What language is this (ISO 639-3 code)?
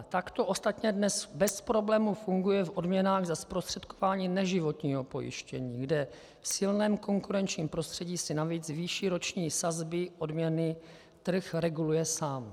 ces